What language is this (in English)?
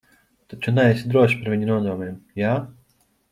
Latvian